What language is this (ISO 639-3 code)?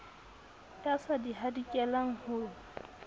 sot